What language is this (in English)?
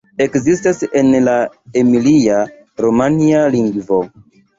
Esperanto